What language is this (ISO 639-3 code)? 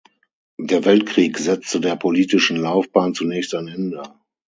deu